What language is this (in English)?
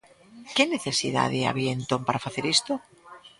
Galician